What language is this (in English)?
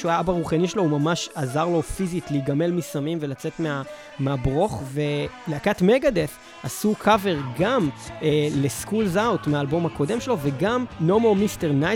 Hebrew